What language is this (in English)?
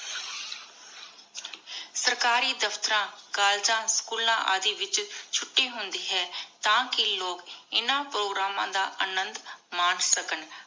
Punjabi